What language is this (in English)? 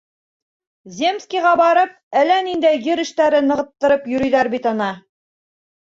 Bashkir